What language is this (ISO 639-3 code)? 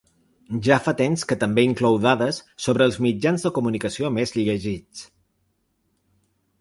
cat